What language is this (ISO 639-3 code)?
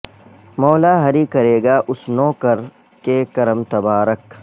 urd